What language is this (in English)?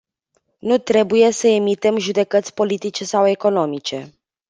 Romanian